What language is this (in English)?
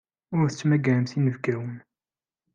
Kabyle